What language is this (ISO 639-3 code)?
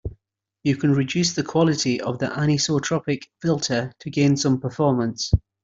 eng